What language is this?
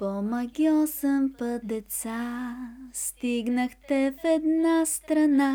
Bulgarian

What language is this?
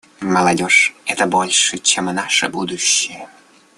Russian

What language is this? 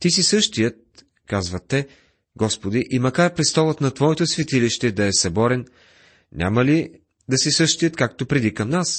Bulgarian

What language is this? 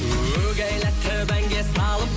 Kazakh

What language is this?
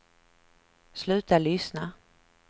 Swedish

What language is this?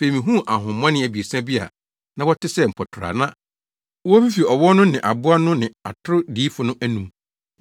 Akan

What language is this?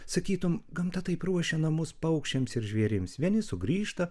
Lithuanian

